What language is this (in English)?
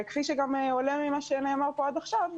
Hebrew